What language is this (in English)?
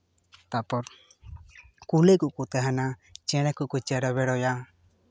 Santali